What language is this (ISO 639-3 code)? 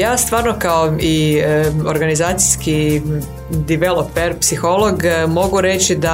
hrv